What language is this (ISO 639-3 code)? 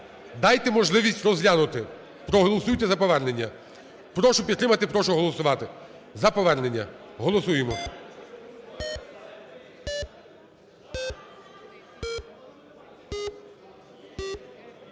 ukr